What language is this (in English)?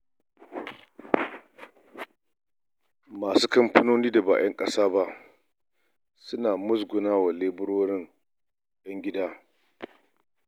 Hausa